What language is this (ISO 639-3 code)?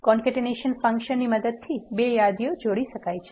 guj